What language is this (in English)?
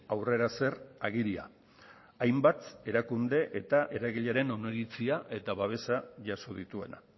Basque